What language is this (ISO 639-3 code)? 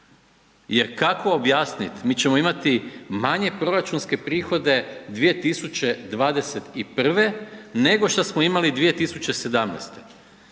hrv